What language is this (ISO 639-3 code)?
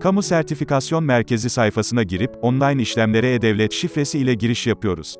tur